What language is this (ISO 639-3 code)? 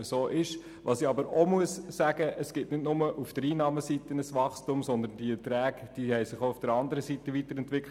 gsw